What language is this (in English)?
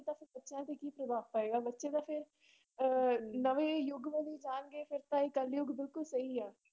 Punjabi